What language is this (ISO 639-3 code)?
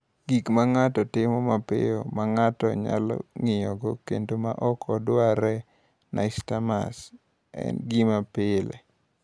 luo